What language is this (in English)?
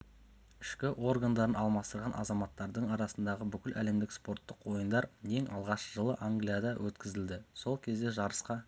Kazakh